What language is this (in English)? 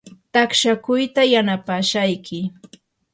Yanahuanca Pasco Quechua